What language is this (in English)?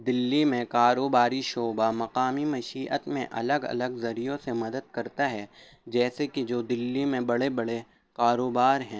Urdu